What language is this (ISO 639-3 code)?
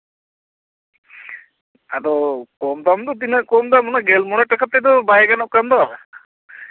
sat